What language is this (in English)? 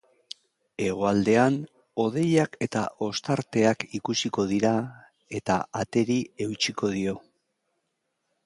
Basque